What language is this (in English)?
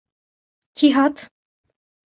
Kurdish